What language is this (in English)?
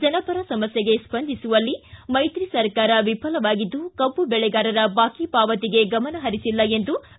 Kannada